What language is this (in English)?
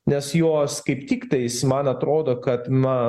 Lithuanian